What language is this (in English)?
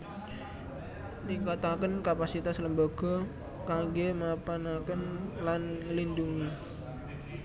Javanese